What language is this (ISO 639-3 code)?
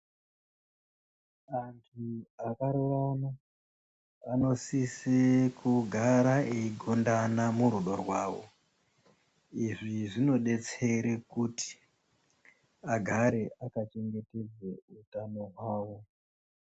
ndc